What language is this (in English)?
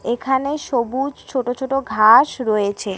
Bangla